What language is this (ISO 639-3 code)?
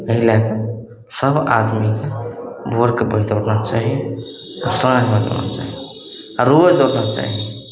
mai